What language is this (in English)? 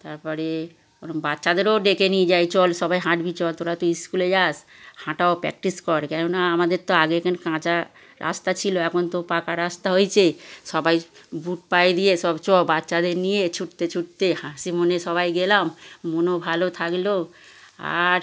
Bangla